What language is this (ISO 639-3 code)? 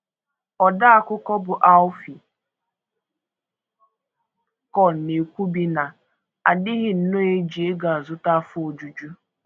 ibo